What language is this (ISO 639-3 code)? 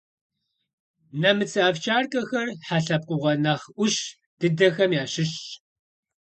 kbd